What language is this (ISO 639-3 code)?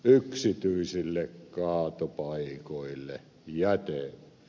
fin